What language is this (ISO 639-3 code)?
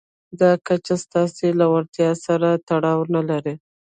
pus